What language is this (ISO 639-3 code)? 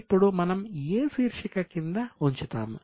tel